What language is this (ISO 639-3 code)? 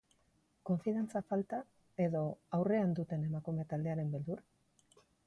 eus